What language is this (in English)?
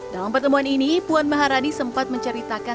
Indonesian